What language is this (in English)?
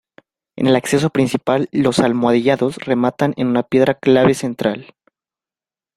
Spanish